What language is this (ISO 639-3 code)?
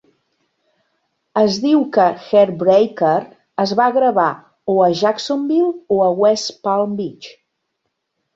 cat